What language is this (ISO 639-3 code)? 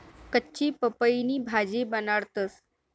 mar